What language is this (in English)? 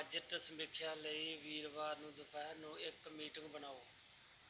Punjabi